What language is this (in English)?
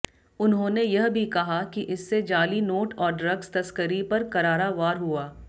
Hindi